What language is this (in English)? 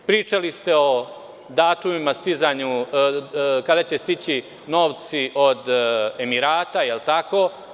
Serbian